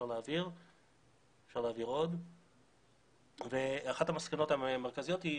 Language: Hebrew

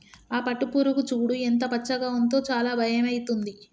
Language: Telugu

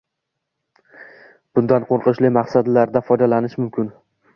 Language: Uzbek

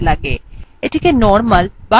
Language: Bangla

